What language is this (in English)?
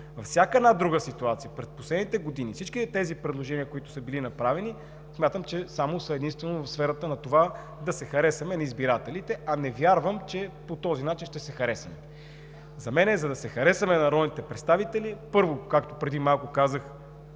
Bulgarian